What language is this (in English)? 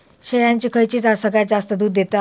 Marathi